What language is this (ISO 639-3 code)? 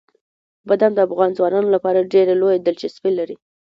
pus